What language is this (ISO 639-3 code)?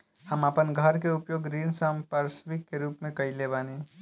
bho